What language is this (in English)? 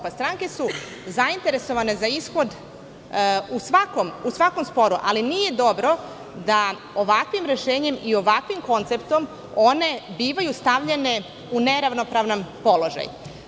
Serbian